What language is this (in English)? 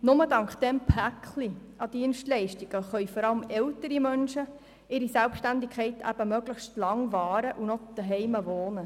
Swiss German